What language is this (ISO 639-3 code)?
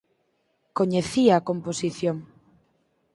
glg